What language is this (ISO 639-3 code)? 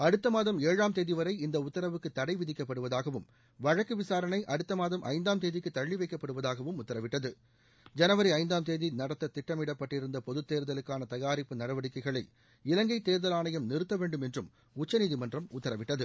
tam